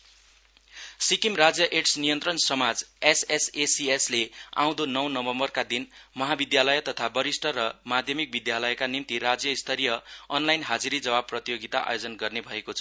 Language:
Nepali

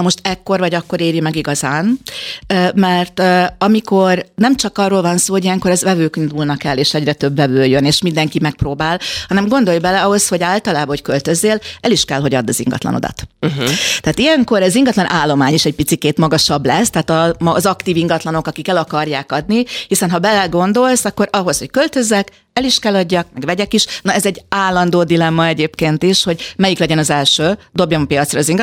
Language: Hungarian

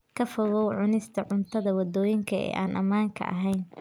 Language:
Somali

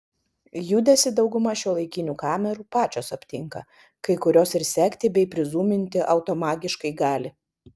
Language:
Lithuanian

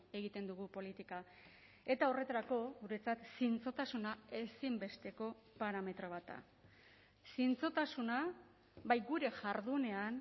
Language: Basque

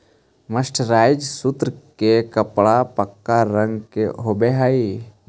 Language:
Magahi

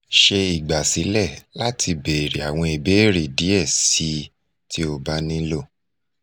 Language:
Yoruba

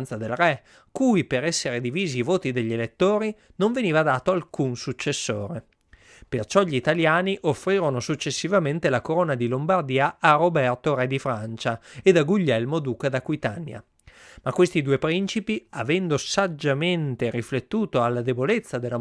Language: Italian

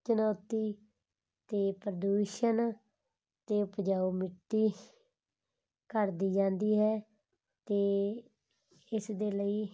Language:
Punjabi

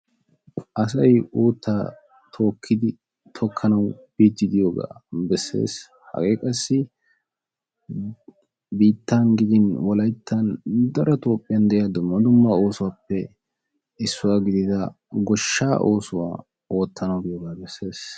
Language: Wolaytta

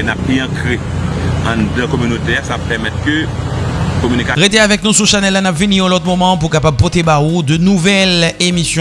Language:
French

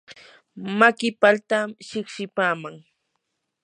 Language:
Yanahuanca Pasco Quechua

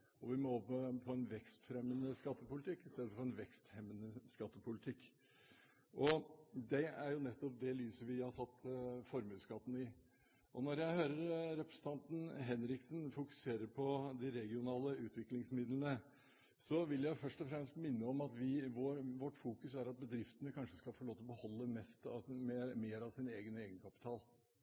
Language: Norwegian Bokmål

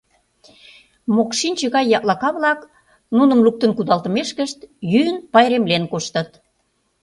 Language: Mari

